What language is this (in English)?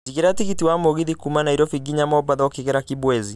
Kikuyu